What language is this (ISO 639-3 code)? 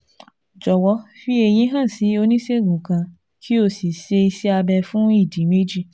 yor